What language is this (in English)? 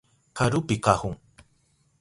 Southern Pastaza Quechua